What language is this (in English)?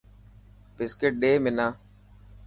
Dhatki